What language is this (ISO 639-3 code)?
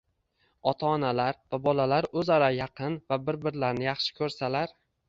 uzb